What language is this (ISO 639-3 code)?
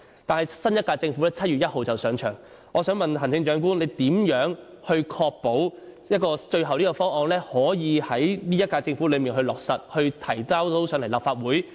yue